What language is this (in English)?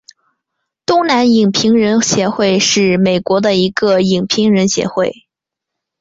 Chinese